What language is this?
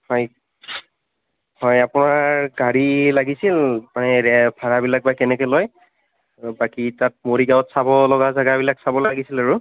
Assamese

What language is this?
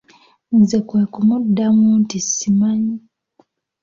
Ganda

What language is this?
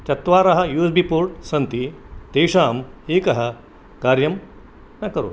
Sanskrit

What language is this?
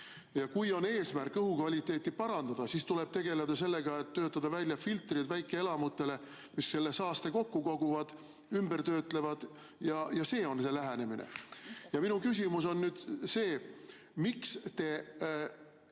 Estonian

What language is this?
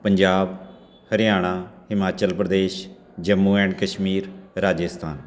Punjabi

